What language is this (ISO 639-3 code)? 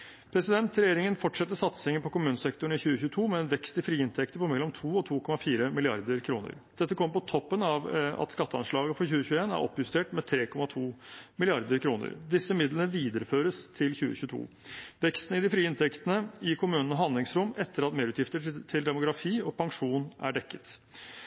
nob